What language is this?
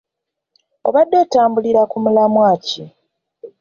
Ganda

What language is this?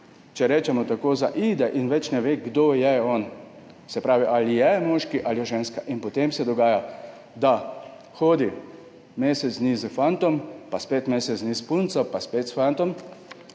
Slovenian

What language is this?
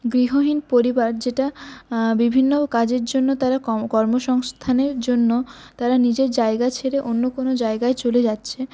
Bangla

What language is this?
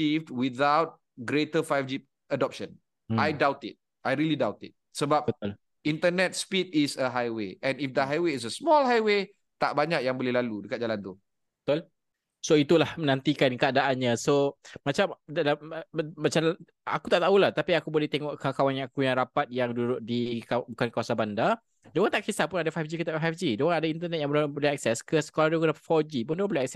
Malay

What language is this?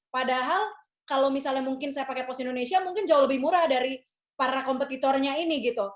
Indonesian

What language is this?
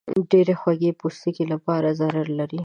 Pashto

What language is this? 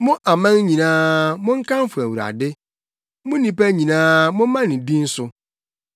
Akan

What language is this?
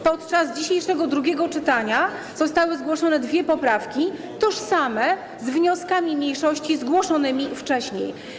Polish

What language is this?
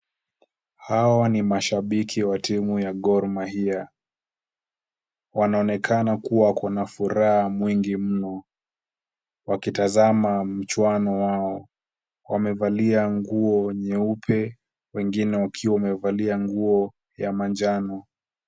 Swahili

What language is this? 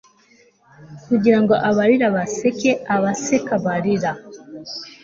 Kinyarwanda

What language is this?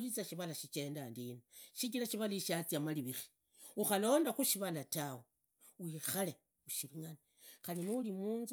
Idakho-Isukha-Tiriki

